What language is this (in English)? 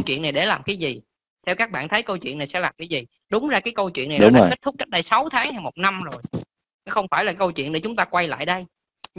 Vietnamese